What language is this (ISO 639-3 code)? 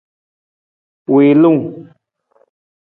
nmz